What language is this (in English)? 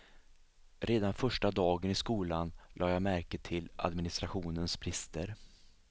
Swedish